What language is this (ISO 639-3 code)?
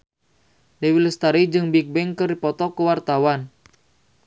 sun